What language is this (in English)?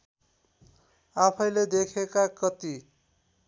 Nepali